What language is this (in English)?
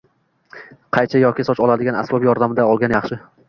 Uzbek